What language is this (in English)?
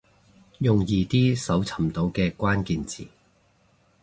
Cantonese